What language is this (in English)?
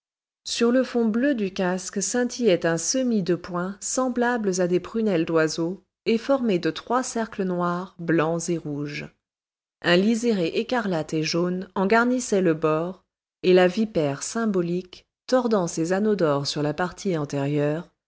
French